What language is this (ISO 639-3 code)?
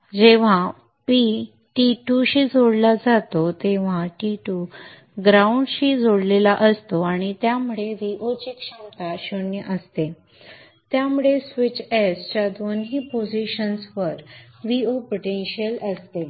mar